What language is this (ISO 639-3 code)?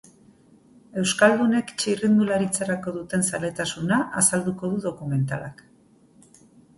eus